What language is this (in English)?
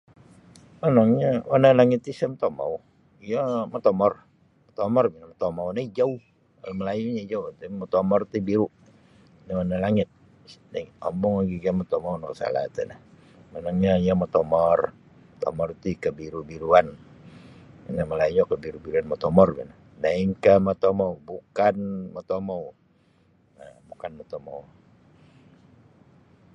Sabah Bisaya